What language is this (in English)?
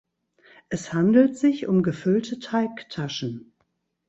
German